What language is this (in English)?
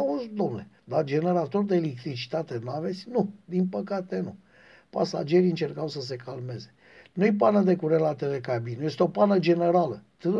Romanian